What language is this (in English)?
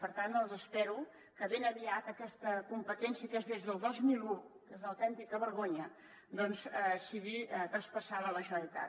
Catalan